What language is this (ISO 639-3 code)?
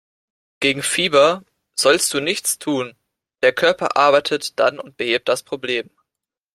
deu